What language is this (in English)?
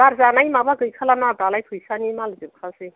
Bodo